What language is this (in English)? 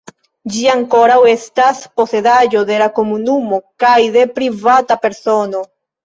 Esperanto